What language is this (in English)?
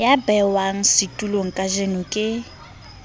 Southern Sotho